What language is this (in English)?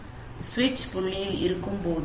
Tamil